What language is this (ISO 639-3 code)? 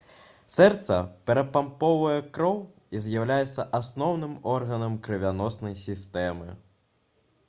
bel